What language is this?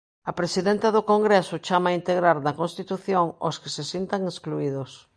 Galician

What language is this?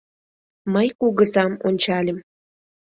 Mari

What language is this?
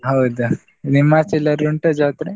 Kannada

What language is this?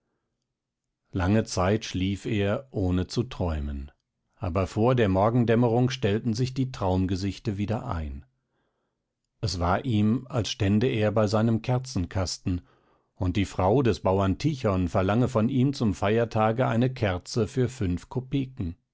German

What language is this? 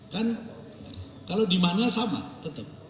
Indonesian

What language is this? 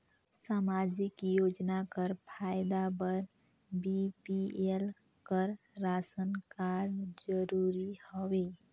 Chhattisgarhi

